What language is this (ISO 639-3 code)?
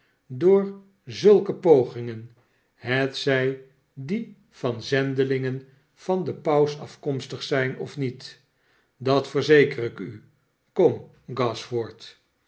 nld